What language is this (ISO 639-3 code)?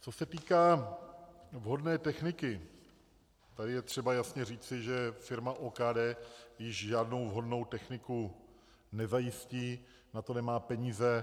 ces